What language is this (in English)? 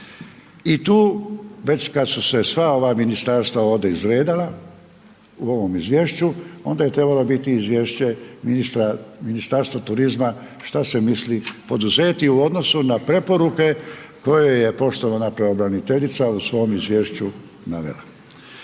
Croatian